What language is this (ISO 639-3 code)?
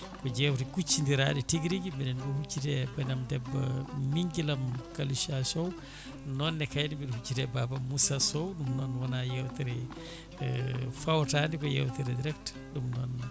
ful